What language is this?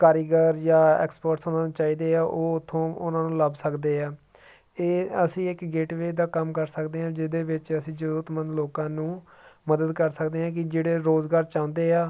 Punjabi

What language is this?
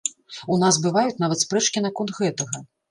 Belarusian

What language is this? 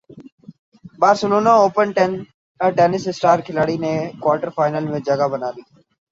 Urdu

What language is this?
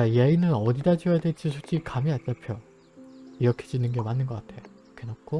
Korean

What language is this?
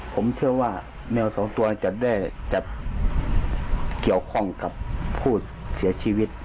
Thai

